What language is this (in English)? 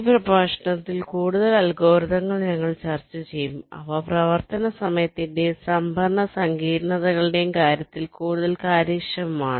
Malayalam